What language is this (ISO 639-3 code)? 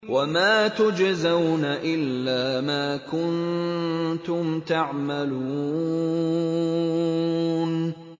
ara